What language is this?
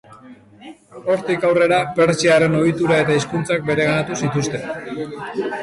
Basque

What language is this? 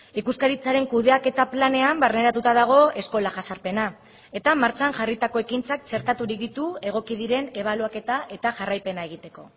Basque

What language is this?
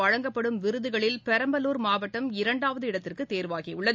Tamil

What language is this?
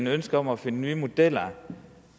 Danish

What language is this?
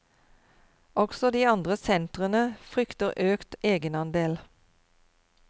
Norwegian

